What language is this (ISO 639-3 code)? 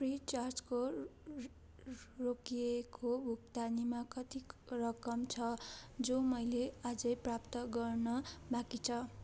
nep